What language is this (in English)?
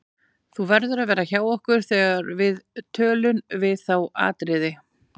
Icelandic